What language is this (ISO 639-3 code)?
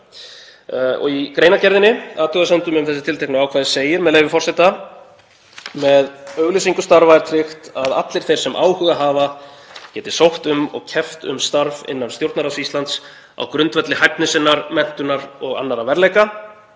isl